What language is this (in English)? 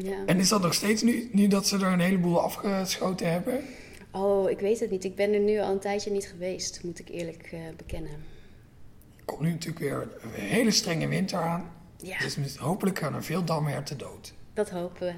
Dutch